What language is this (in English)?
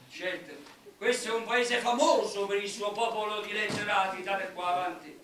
Italian